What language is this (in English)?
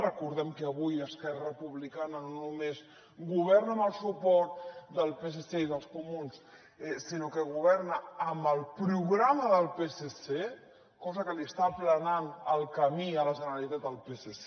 Catalan